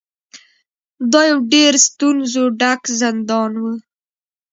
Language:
Pashto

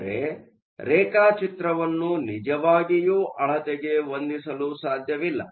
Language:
Kannada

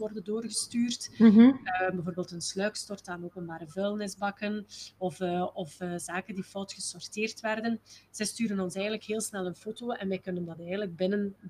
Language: Dutch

